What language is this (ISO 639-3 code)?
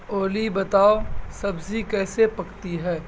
urd